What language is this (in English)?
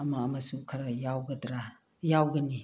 Manipuri